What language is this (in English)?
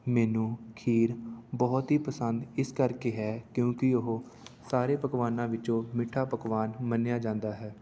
Punjabi